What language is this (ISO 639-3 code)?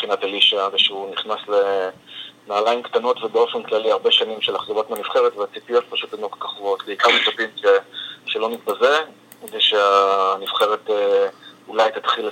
heb